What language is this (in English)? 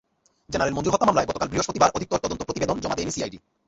Bangla